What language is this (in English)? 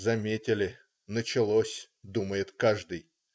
Russian